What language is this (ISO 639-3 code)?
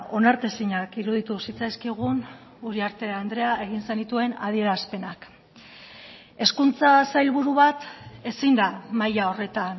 eus